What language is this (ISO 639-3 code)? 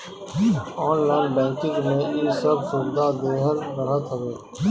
bho